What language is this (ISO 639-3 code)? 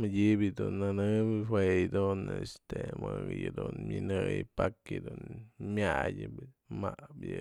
mzl